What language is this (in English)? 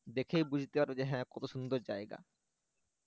Bangla